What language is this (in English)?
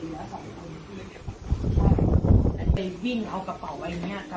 Thai